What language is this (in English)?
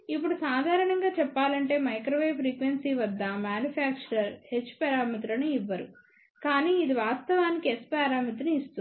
Telugu